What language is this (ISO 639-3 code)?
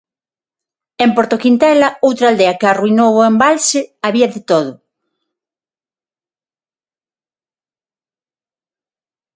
glg